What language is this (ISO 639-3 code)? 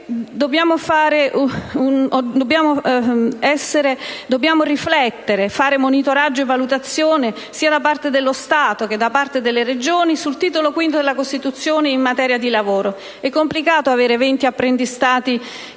ita